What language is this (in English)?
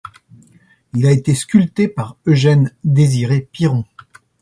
French